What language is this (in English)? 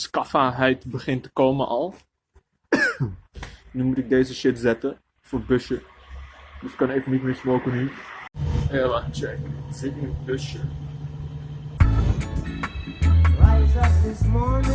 Dutch